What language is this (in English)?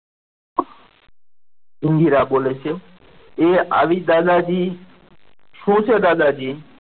Gujarati